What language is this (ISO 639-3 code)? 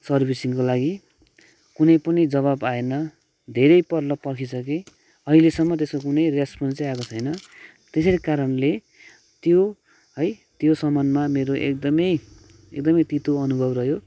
nep